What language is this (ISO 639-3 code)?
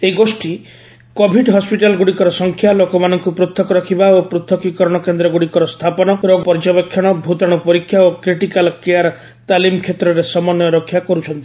ori